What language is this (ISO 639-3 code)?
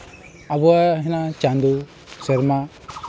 sat